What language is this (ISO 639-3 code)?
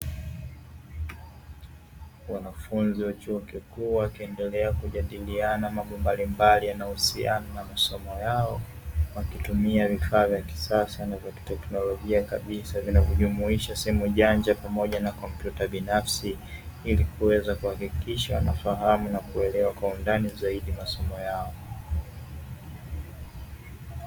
swa